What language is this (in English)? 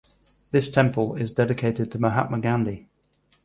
English